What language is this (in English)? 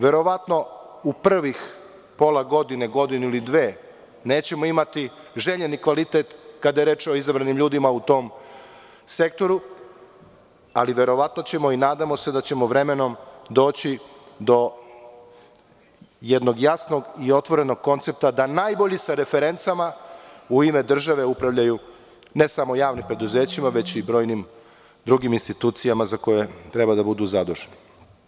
Serbian